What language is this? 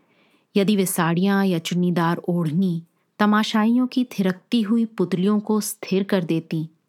Hindi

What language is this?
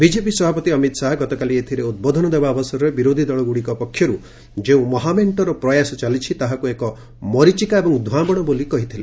Odia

